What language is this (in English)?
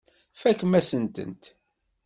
Kabyle